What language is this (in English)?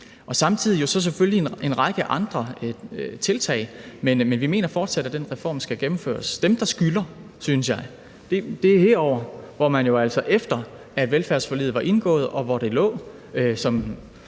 Danish